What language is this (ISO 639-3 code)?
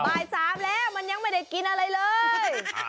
tha